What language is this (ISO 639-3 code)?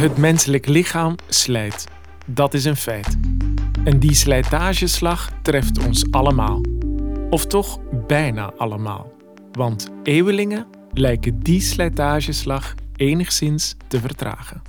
nld